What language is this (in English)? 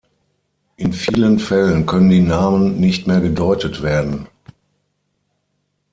German